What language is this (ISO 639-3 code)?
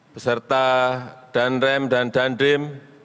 ind